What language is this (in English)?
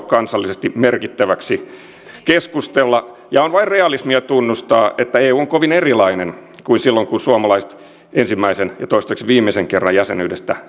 Finnish